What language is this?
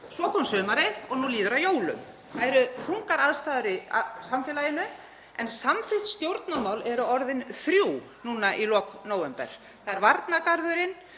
Icelandic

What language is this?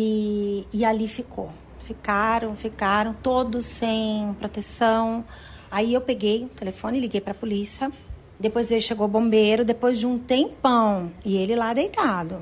Portuguese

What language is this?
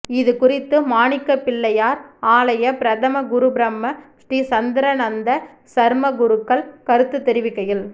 Tamil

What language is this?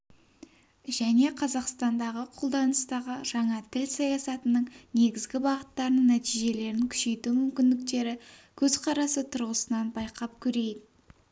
Kazakh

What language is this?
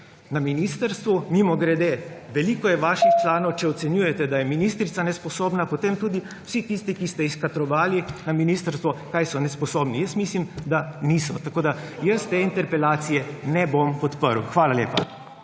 Slovenian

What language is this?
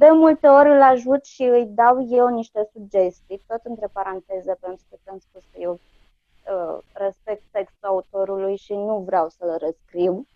Romanian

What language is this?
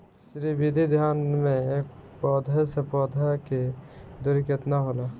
Bhojpuri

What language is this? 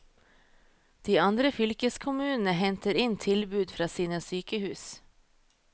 Norwegian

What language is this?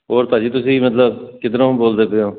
Punjabi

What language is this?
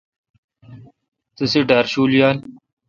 Kalkoti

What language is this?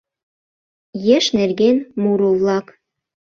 Mari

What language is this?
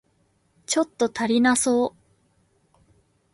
Japanese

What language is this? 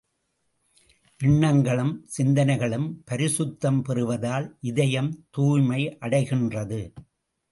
Tamil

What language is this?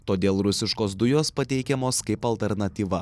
Lithuanian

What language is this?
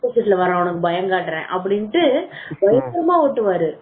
Tamil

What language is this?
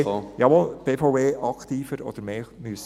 Swiss German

